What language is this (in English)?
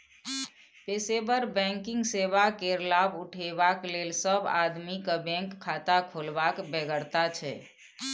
Maithili